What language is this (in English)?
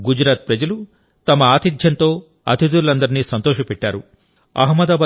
Telugu